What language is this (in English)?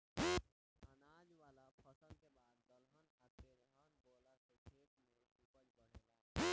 Bhojpuri